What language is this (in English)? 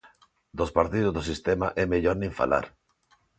Galician